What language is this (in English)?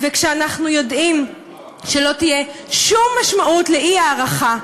Hebrew